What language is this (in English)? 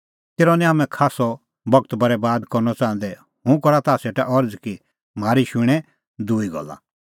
Kullu Pahari